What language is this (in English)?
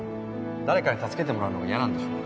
Japanese